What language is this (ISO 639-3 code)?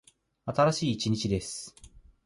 jpn